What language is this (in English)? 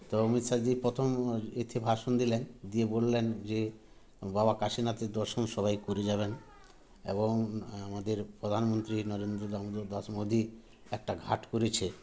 Bangla